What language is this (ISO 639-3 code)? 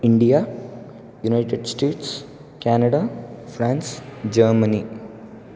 san